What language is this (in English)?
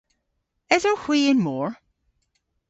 Cornish